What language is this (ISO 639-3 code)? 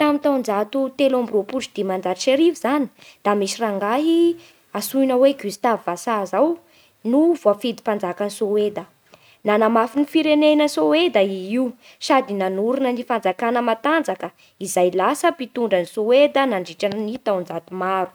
bhr